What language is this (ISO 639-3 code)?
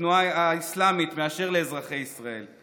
heb